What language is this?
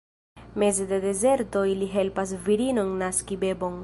Esperanto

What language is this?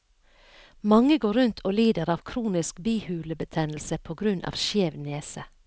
Norwegian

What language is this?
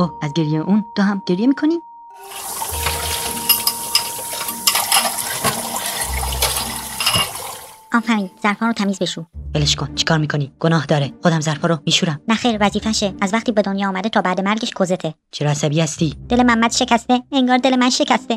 Persian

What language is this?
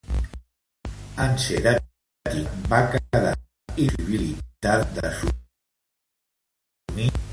Catalan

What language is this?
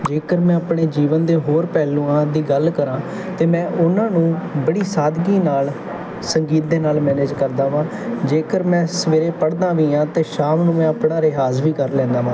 Punjabi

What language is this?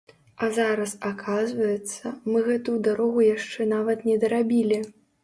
Belarusian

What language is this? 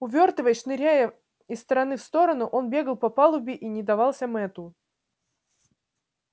Russian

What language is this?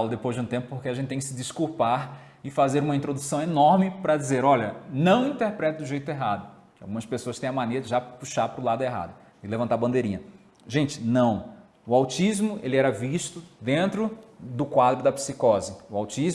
Portuguese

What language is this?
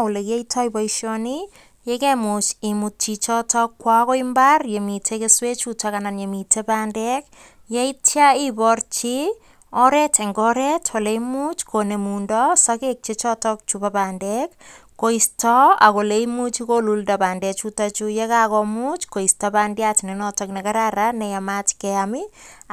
Kalenjin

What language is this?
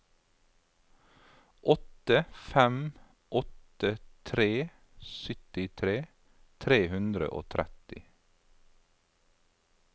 Norwegian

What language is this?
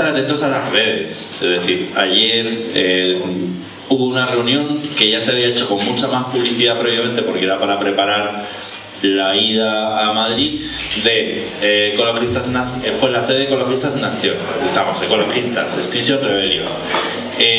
Spanish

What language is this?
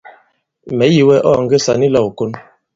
Bankon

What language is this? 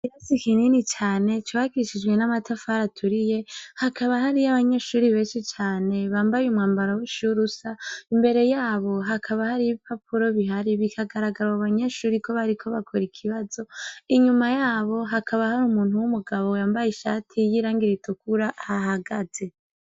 Rundi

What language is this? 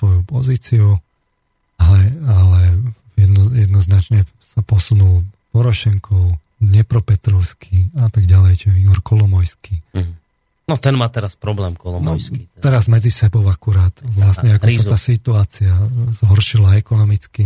Slovak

